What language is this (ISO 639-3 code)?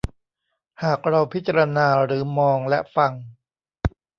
tha